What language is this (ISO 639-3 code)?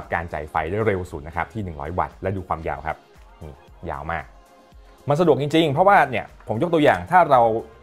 tha